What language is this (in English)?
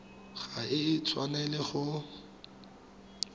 Tswana